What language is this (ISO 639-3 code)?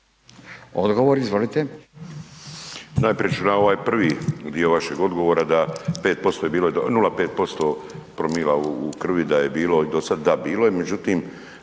hrv